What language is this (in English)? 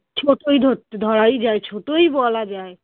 Bangla